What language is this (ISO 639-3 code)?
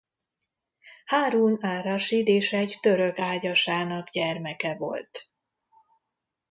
hun